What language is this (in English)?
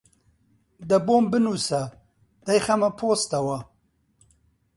Central Kurdish